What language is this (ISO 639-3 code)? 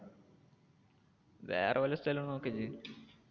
mal